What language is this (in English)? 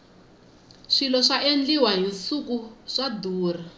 Tsonga